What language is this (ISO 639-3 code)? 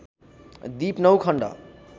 nep